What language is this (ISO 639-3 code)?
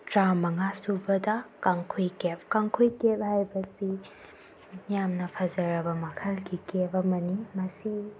mni